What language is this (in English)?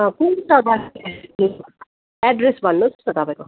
Nepali